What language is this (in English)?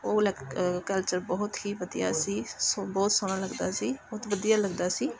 Punjabi